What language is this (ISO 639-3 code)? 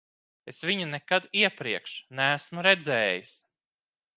lav